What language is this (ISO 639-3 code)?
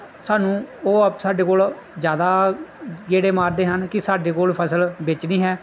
pan